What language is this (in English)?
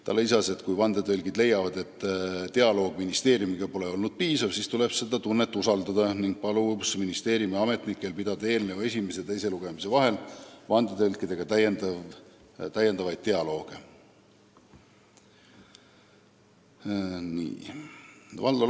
Estonian